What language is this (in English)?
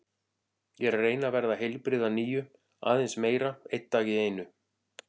Icelandic